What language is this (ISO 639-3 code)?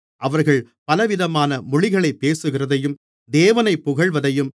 tam